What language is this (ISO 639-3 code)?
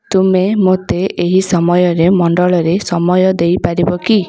ori